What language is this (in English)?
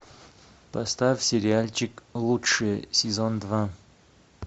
Russian